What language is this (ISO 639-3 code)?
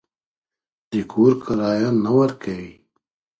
pus